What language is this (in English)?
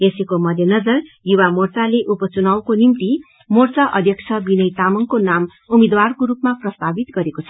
Nepali